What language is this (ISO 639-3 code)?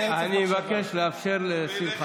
heb